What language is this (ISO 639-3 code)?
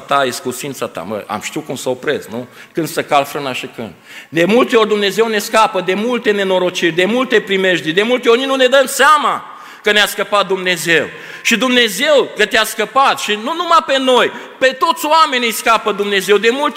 ron